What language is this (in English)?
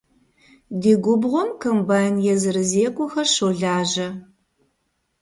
Kabardian